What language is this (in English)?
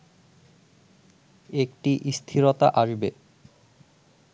Bangla